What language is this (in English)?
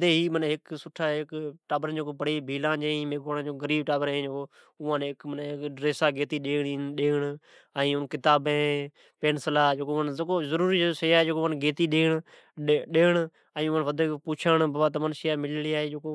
Od